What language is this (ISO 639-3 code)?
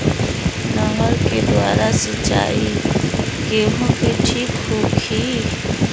bho